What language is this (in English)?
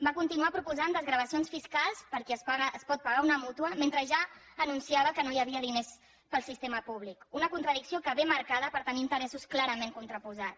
Catalan